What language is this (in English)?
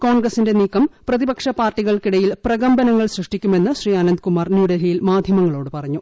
Malayalam